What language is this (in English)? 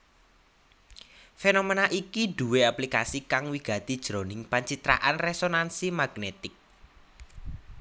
Javanese